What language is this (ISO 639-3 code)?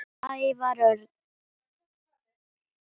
isl